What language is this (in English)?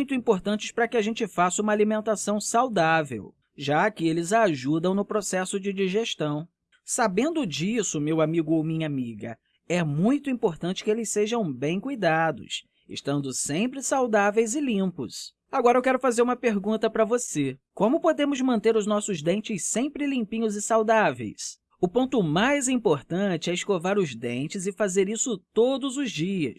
Portuguese